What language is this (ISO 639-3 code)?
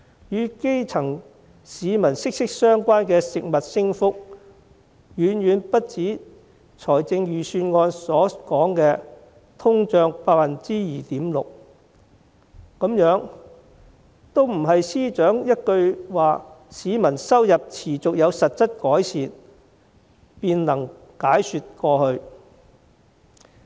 yue